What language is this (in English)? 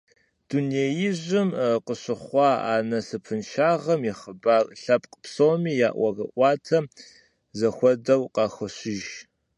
Kabardian